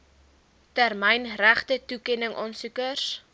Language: Afrikaans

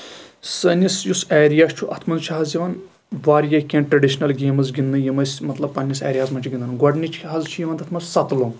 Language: Kashmiri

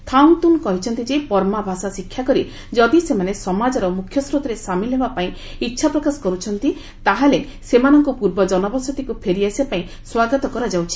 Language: Odia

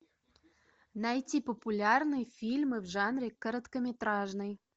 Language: Russian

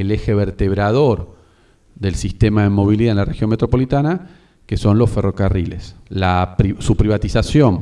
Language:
Spanish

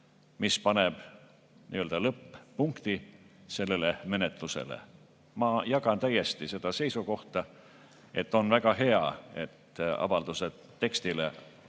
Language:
Estonian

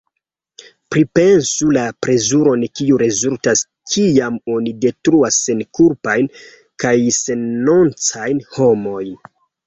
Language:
Esperanto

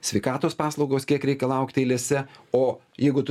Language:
Lithuanian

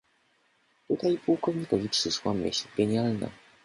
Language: Polish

